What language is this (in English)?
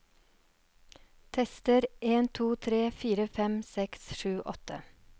Norwegian